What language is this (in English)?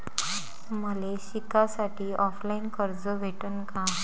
Marathi